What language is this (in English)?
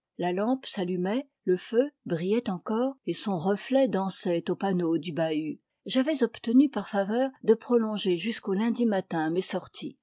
French